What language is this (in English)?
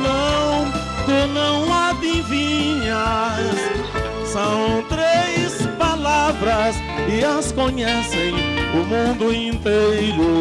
Portuguese